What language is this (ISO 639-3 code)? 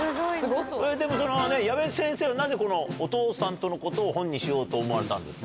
jpn